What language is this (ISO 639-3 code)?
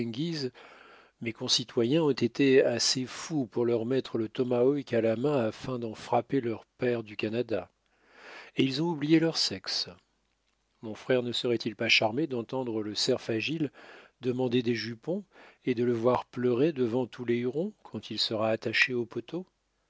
fra